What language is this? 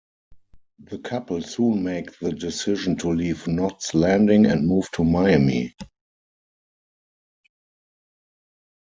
English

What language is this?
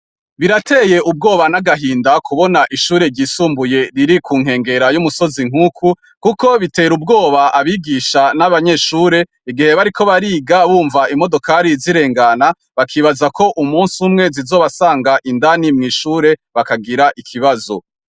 Rundi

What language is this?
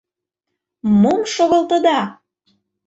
Mari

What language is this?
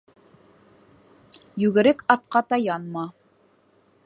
Bashkir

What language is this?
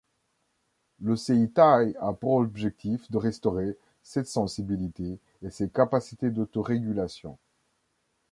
French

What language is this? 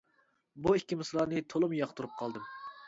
Uyghur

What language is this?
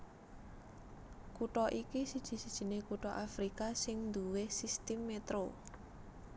Javanese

